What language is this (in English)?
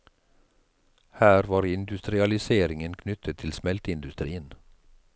Norwegian